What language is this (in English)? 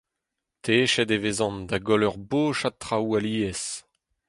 Breton